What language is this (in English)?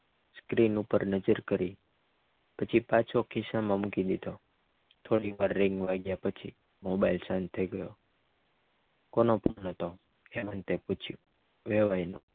Gujarati